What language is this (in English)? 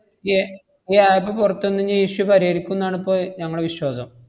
Malayalam